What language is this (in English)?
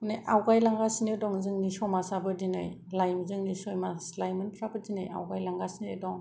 Bodo